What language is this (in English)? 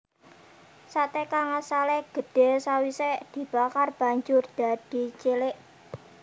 Javanese